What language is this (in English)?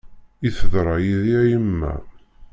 Kabyle